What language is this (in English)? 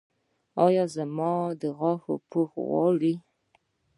Pashto